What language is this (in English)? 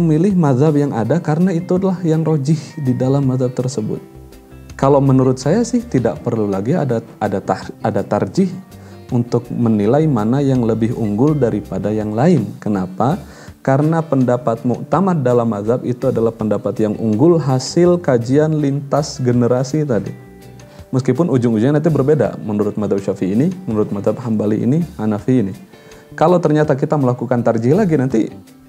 Indonesian